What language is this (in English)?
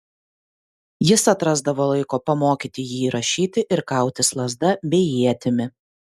Lithuanian